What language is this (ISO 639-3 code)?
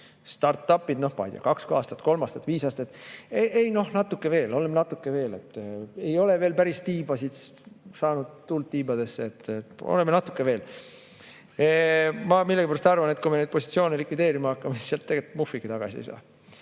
est